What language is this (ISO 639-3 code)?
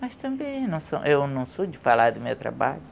por